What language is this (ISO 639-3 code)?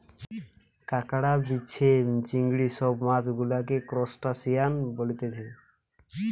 ben